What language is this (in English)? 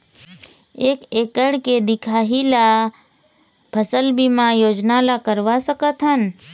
Chhattisgarhi